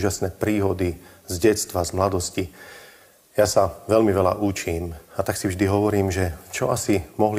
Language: Czech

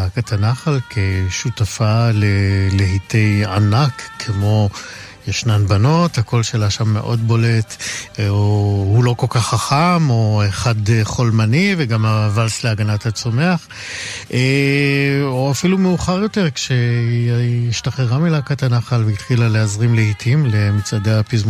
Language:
Hebrew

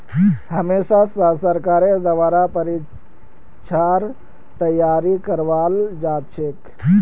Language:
Magahi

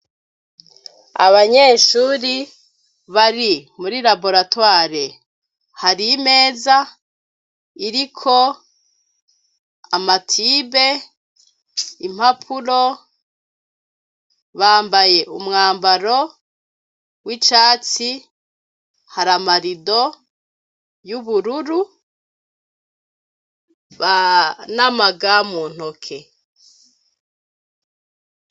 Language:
Rundi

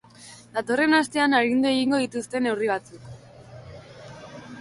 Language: Basque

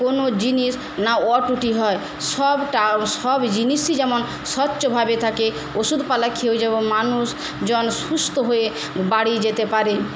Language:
Bangla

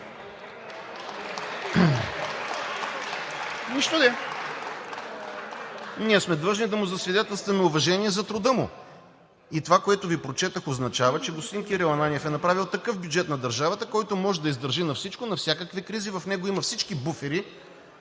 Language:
Bulgarian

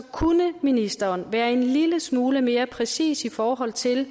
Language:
Danish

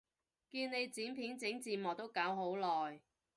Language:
Cantonese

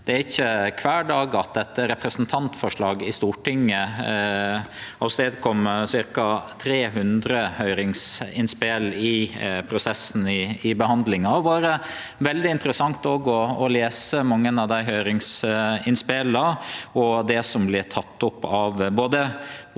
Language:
Norwegian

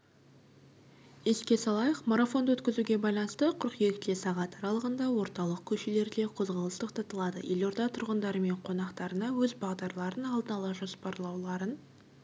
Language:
Kazakh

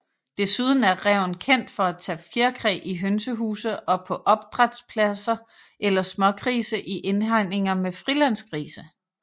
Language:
Danish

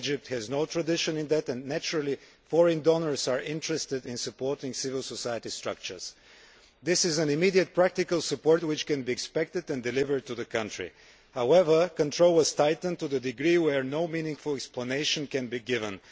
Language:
English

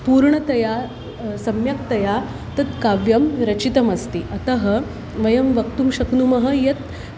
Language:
Sanskrit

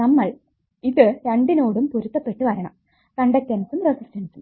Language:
Malayalam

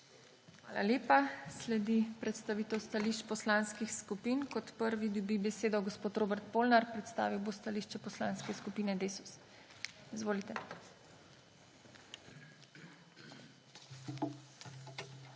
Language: Slovenian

